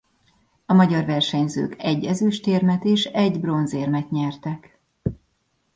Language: Hungarian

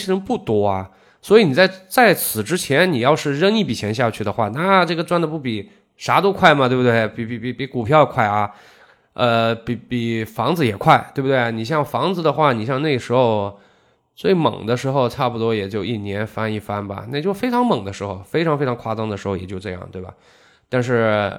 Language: Chinese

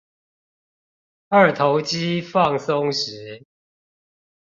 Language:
Chinese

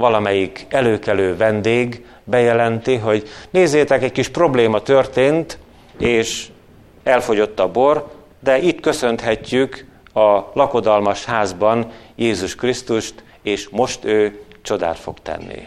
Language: Hungarian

